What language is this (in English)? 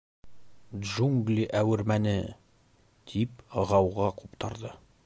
Bashkir